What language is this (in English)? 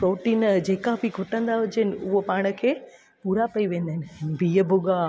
Sindhi